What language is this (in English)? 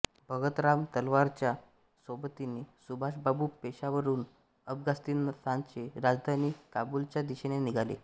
Marathi